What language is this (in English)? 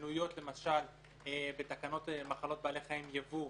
Hebrew